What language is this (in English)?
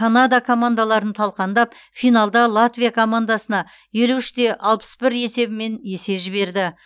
Kazakh